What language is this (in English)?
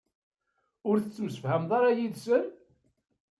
Kabyle